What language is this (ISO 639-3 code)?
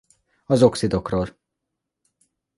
hun